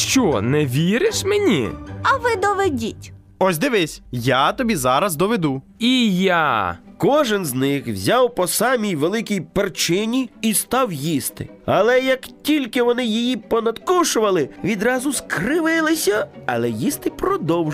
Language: Ukrainian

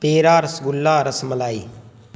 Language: Urdu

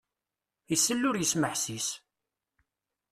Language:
Kabyle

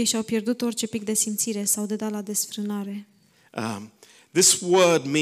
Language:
Romanian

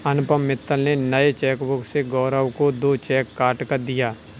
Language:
Hindi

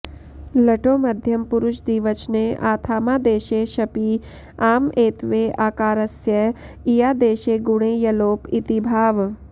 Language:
Sanskrit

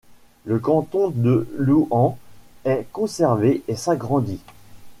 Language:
French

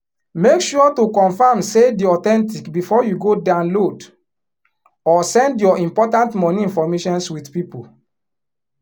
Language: Nigerian Pidgin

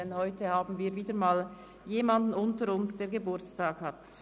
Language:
Swiss German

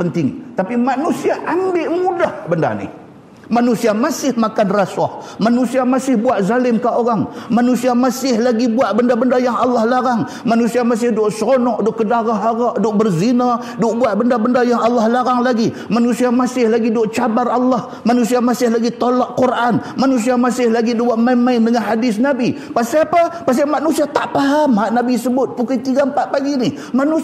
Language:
Malay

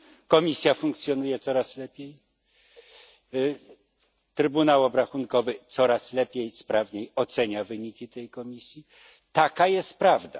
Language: Polish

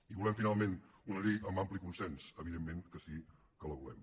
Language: Catalan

